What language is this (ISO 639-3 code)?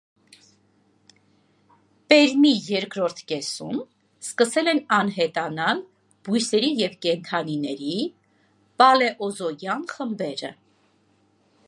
hye